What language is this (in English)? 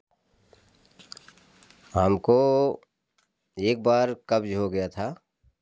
Hindi